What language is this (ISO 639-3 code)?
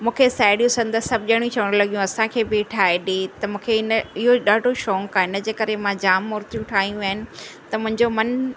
snd